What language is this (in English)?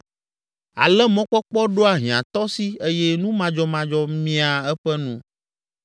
Ewe